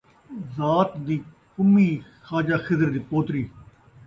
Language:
Saraiki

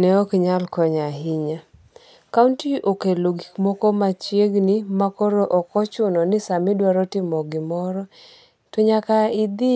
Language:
Luo (Kenya and Tanzania)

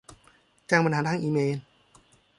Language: Thai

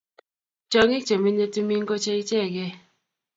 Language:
Kalenjin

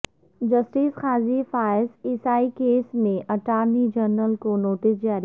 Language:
Urdu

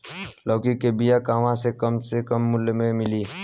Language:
Bhojpuri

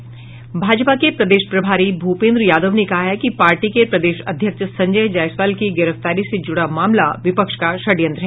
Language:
Hindi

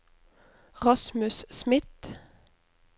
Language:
Norwegian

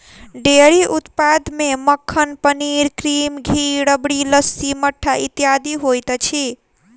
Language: Maithili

